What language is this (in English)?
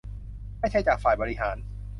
Thai